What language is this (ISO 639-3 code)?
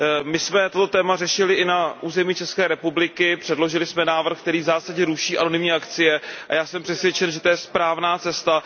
ces